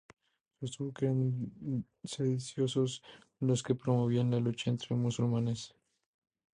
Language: Spanish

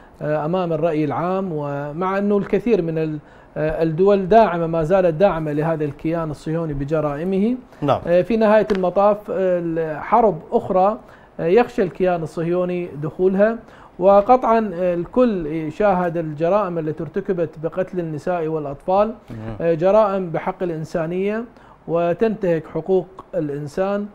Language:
Arabic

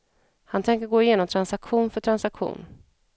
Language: Swedish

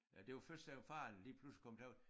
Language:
Danish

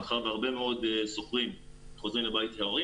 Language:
Hebrew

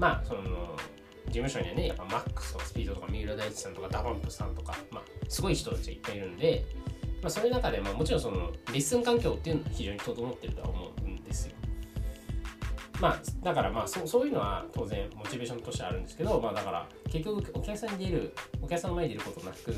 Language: Japanese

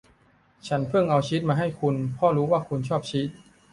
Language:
Thai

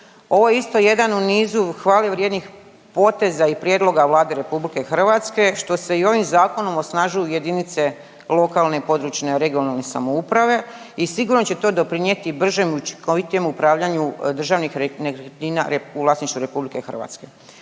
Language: Croatian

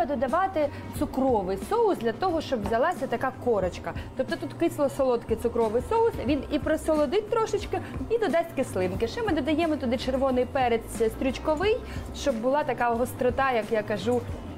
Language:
Ukrainian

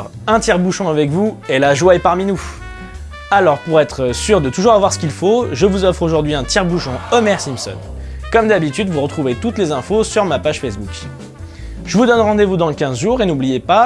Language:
French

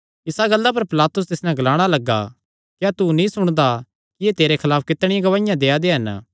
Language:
Kangri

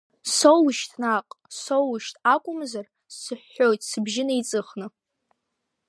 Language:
Abkhazian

